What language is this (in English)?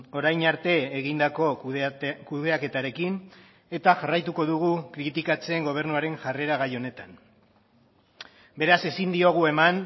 Basque